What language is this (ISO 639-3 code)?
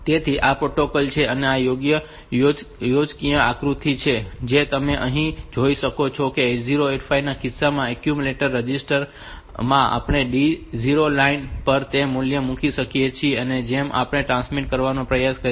guj